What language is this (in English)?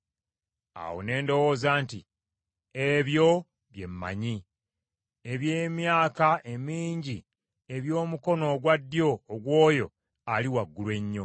Ganda